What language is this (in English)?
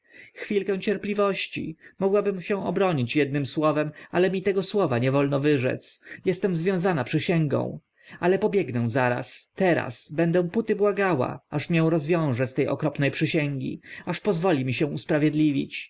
Polish